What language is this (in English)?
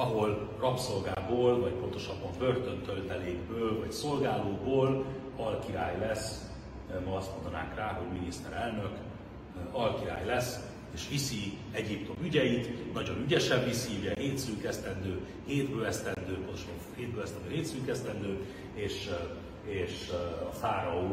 Hungarian